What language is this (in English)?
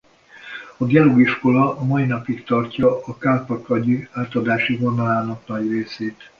Hungarian